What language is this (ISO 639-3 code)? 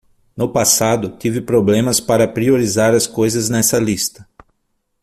por